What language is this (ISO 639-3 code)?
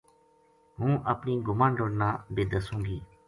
gju